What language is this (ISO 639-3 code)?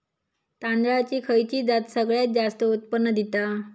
mar